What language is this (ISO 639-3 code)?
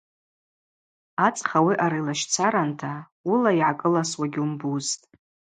abq